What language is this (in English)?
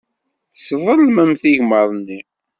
Kabyle